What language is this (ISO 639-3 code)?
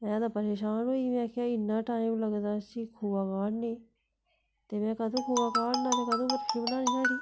doi